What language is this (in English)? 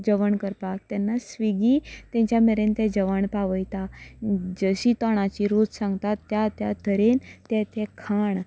Konkani